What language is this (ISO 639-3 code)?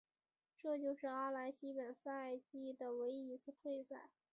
zho